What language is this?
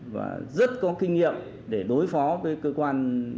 Vietnamese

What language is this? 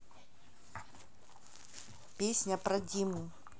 Russian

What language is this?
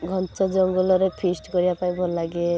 Odia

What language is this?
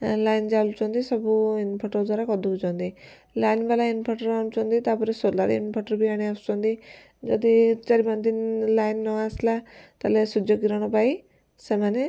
Odia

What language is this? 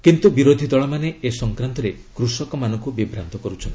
Odia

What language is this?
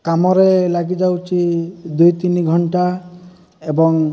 Odia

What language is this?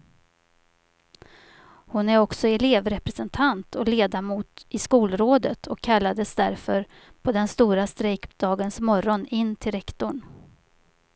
Swedish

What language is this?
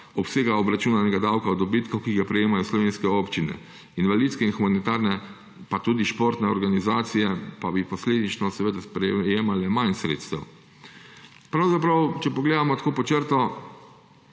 Slovenian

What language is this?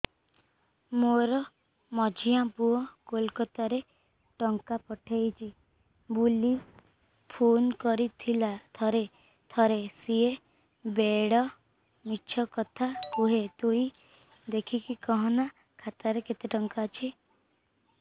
Odia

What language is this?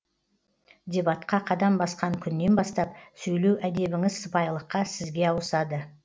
Kazakh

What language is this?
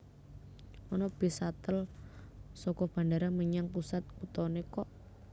Javanese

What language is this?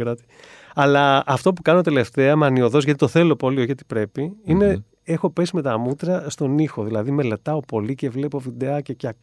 Greek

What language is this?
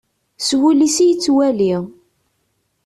Kabyle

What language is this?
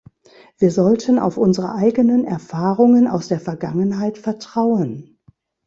German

